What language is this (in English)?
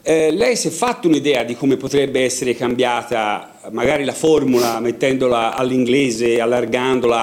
Italian